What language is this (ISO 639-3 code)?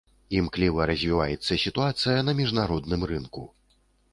bel